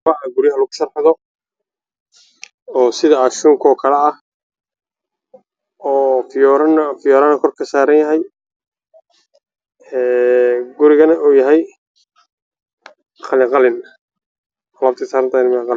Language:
Somali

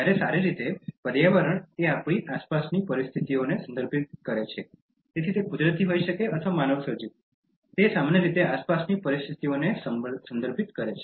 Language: Gujarati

